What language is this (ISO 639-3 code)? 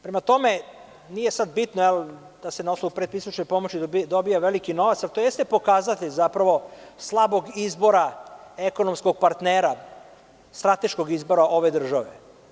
srp